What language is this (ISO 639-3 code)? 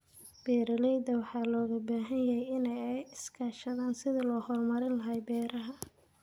som